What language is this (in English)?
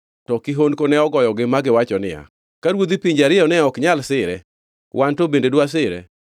Luo (Kenya and Tanzania)